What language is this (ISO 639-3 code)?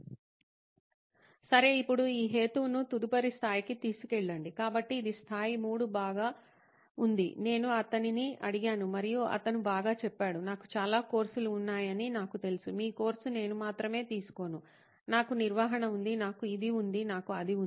tel